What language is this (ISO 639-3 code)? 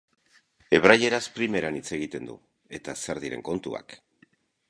eus